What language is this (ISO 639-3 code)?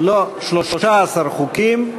heb